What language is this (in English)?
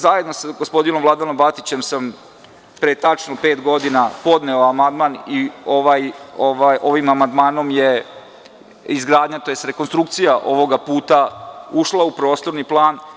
Serbian